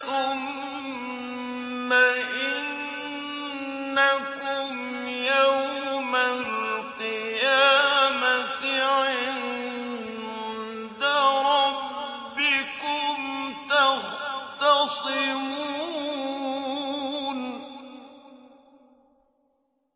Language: Arabic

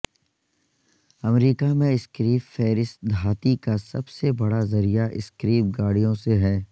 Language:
Urdu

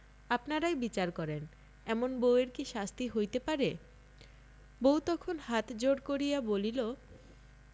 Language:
Bangla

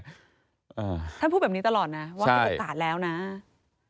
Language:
Thai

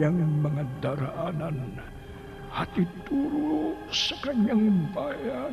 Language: Filipino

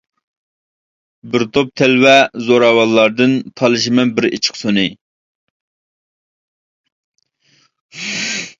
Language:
Uyghur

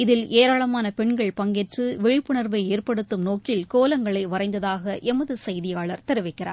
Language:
Tamil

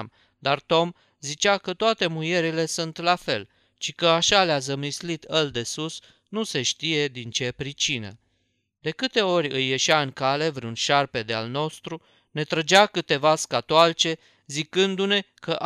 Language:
Romanian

